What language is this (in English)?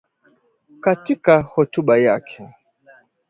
Swahili